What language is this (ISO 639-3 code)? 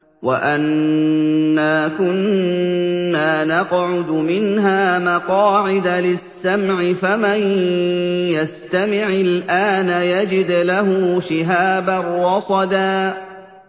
ara